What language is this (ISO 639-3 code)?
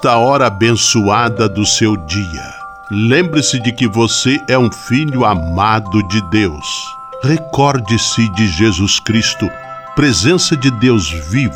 por